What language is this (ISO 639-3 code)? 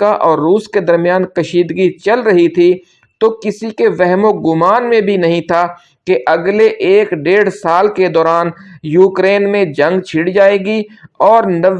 urd